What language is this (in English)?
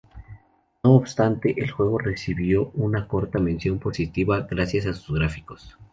Spanish